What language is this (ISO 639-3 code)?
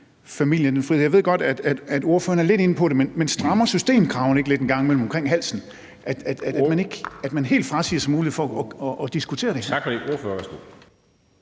dan